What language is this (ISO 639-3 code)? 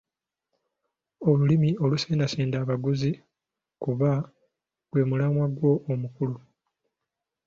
lug